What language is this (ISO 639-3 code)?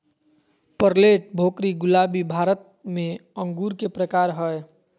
mag